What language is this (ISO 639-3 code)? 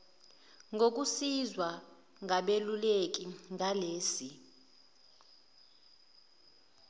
zul